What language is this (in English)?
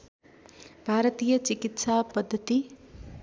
Nepali